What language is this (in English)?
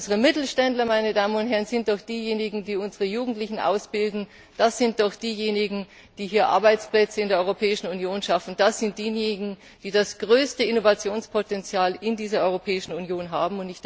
German